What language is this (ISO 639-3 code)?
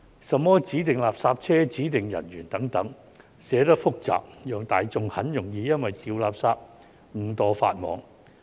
yue